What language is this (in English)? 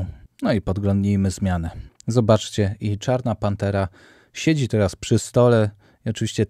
Polish